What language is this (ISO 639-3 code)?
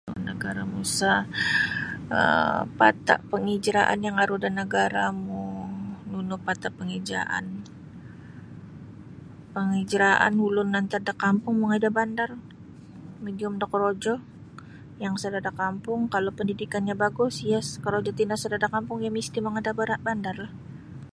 bsy